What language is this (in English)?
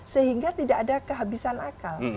Indonesian